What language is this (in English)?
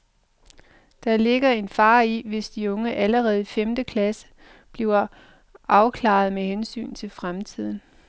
Danish